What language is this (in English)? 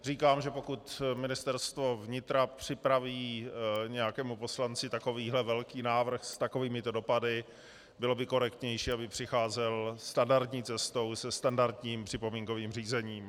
Czech